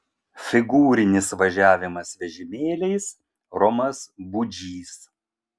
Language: Lithuanian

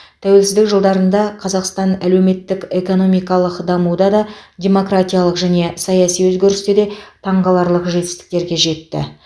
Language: Kazakh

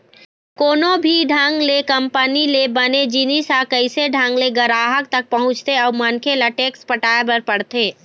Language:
Chhattisgarhi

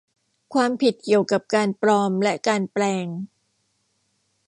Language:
Thai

